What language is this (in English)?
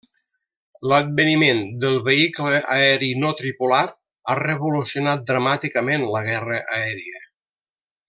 Catalan